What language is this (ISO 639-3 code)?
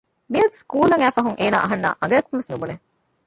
div